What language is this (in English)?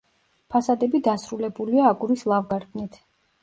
Georgian